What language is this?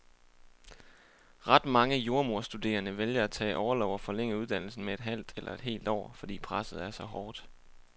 Danish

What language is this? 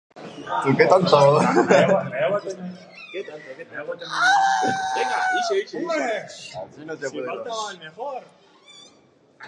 Basque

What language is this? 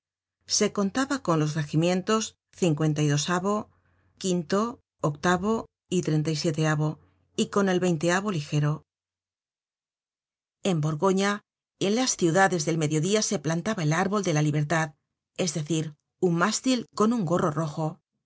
Spanish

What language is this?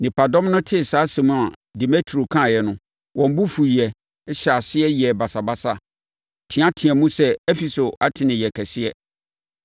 Akan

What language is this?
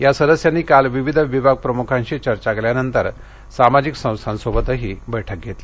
Marathi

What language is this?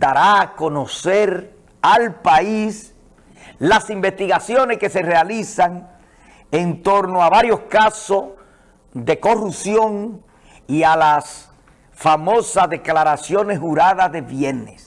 Spanish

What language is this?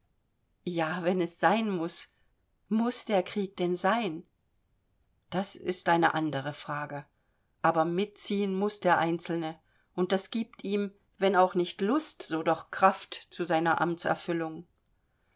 German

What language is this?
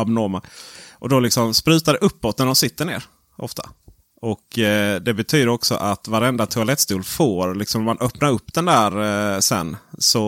Swedish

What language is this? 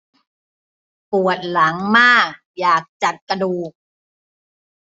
Thai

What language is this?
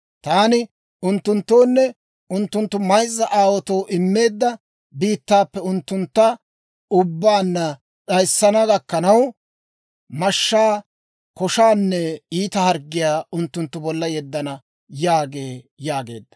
Dawro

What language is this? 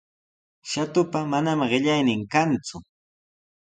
Sihuas Ancash Quechua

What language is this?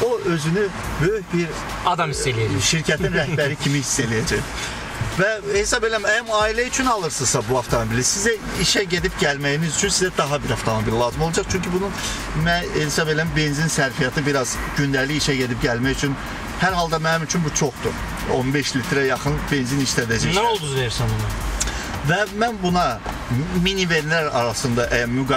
Turkish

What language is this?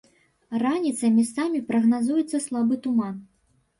Belarusian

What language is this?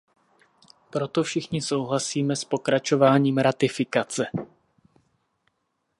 Czech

